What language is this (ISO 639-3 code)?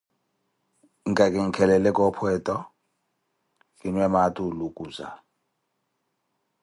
eko